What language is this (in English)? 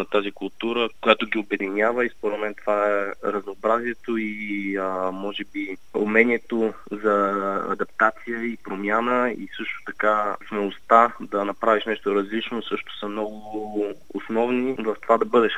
Bulgarian